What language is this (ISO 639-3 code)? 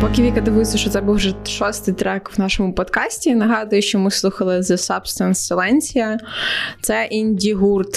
ukr